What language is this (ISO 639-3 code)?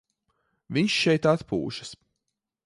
lav